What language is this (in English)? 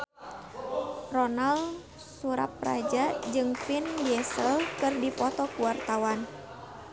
Sundanese